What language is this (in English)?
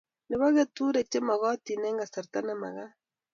Kalenjin